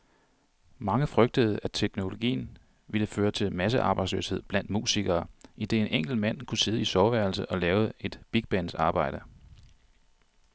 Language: Danish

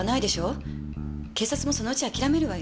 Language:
Japanese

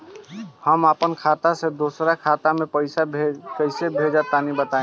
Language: Bhojpuri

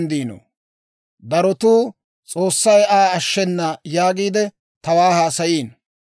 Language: Dawro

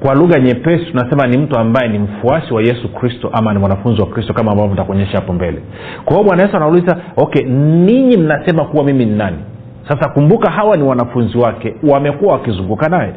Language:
Swahili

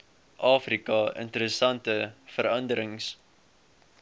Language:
Afrikaans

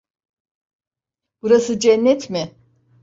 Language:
Turkish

